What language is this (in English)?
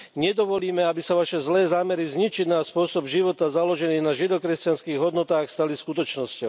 Slovak